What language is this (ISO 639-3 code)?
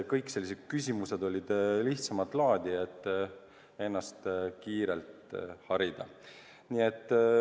est